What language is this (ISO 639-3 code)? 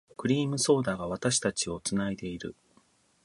jpn